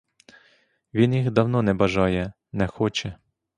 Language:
Ukrainian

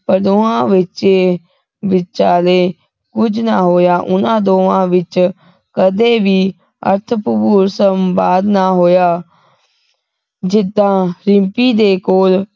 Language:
Punjabi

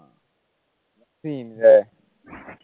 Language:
Malayalam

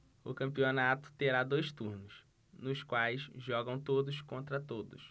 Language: Portuguese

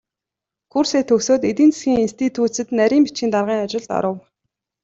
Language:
Mongolian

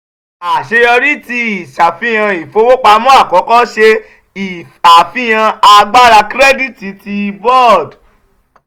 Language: Yoruba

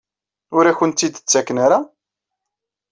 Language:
Kabyle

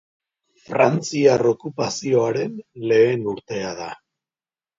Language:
Basque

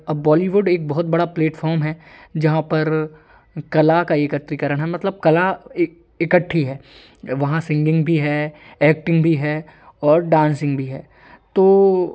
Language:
Hindi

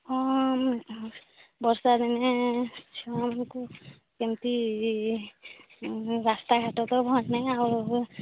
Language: Odia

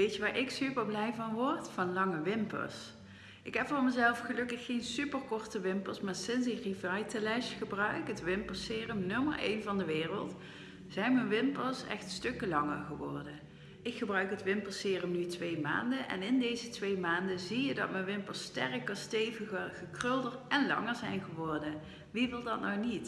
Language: Dutch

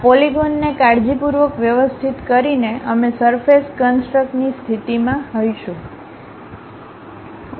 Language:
Gujarati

